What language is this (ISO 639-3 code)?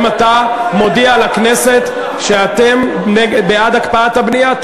heb